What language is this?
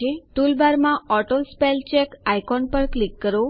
Gujarati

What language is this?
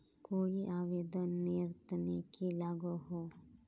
Magahi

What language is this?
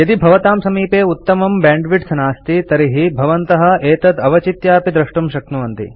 Sanskrit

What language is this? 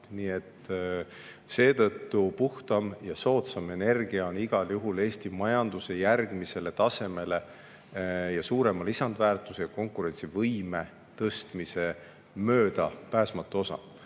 Estonian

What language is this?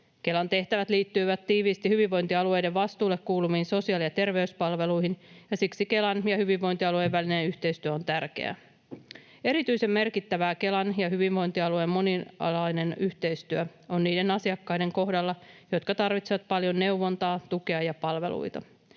Finnish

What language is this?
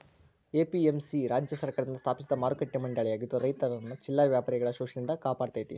Kannada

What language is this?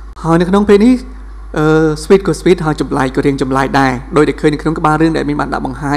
Thai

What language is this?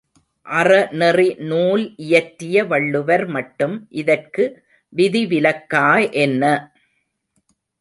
Tamil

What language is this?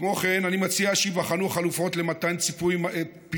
Hebrew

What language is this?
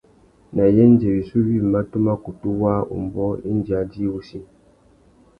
Tuki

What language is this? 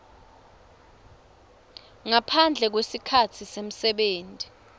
Swati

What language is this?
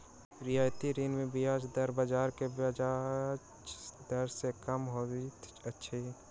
Maithili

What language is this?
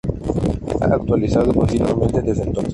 Spanish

